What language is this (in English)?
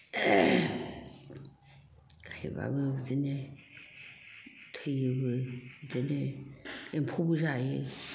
Bodo